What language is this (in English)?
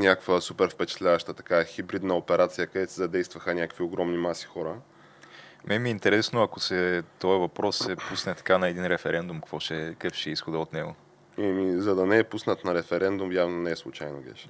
Bulgarian